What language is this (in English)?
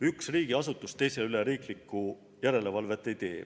Estonian